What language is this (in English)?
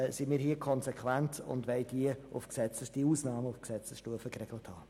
Swiss German